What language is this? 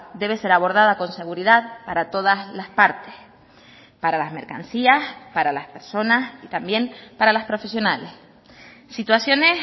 Spanish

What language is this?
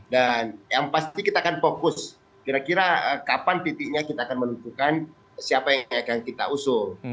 Indonesian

